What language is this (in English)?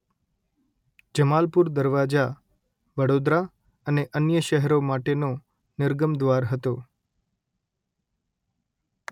Gujarati